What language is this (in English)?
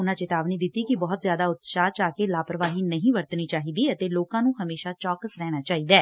Punjabi